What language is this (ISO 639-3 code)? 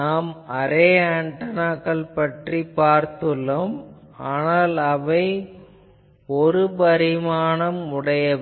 tam